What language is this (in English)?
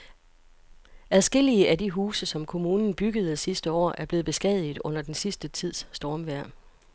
Danish